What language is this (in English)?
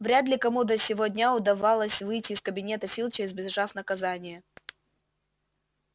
Russian